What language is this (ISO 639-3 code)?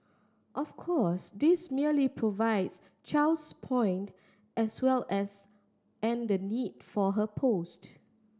eng